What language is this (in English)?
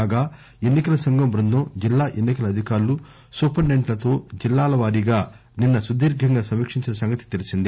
Telugu